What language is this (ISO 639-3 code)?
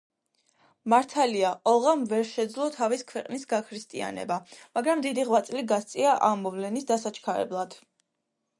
kat